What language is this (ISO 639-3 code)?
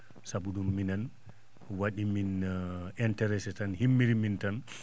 ful